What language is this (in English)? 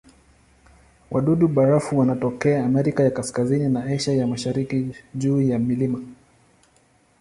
Swahili